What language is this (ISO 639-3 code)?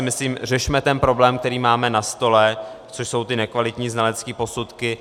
ces